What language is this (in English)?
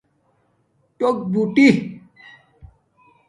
Domaaki